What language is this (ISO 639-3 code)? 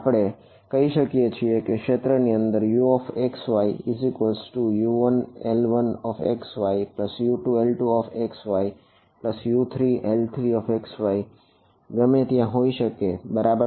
guj